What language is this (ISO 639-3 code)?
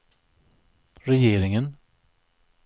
swe